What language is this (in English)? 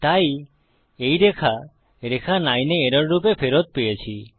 Bangla